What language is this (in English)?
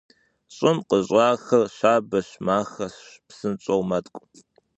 Kabardian